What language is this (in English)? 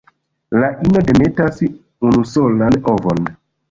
Esperanto